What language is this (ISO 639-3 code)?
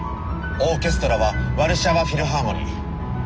jpn